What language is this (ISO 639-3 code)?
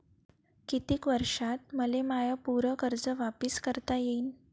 mar